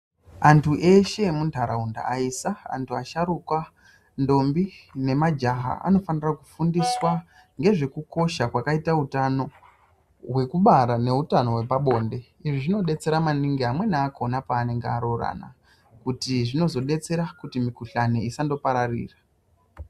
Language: Ndau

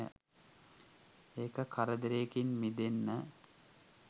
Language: Sinhala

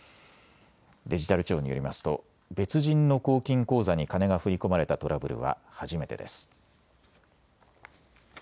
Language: Japanese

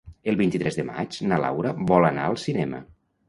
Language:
Catalan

